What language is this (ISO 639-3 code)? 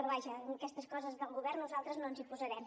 cat